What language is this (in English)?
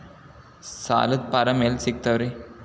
Kannada